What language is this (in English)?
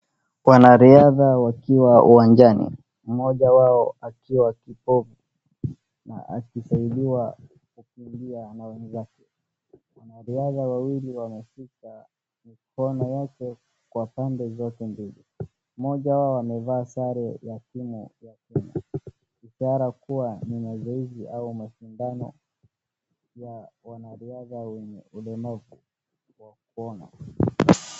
Swahili